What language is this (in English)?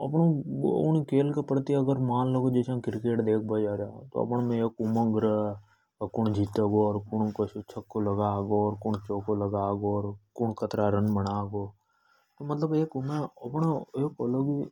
Hadothi